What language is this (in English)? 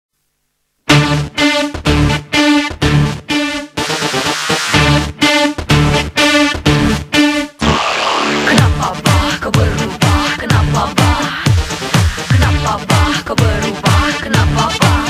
Korean